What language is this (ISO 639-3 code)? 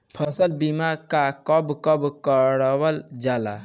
bho